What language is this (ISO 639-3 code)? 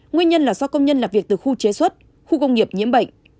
vie